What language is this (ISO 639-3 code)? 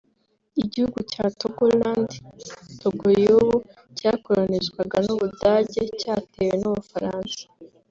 kin